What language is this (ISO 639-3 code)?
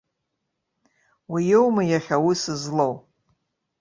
abk